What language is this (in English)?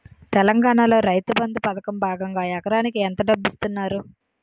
Telugu